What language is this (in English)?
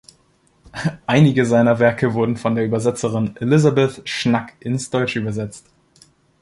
German